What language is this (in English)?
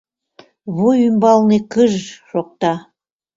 Mari